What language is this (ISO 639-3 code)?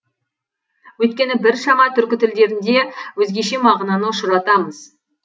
kaz